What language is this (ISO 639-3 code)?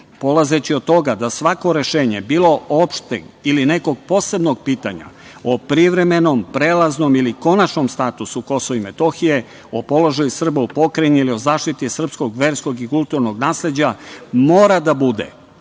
srp